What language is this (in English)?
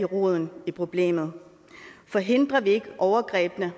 Danish